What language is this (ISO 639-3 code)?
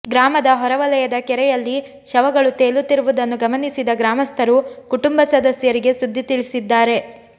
kan